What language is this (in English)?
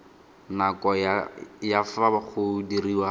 Tswana